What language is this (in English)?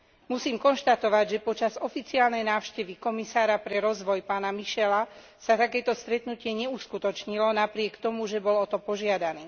Slovak